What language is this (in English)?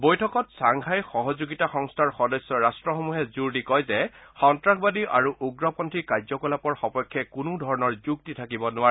Assamese